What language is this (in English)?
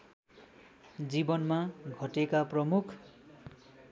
Nepali